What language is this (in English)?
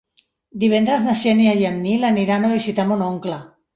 Catalan